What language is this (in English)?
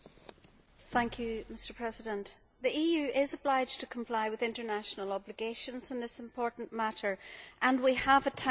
English